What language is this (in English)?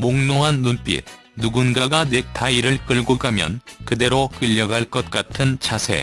Korean